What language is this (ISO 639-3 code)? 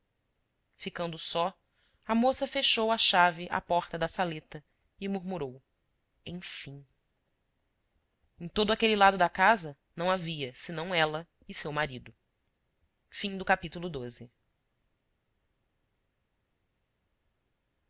por